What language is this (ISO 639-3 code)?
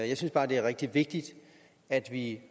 dan